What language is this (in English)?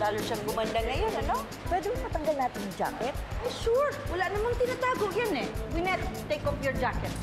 Filipino